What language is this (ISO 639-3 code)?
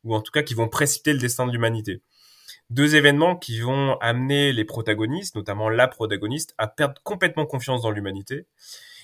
fra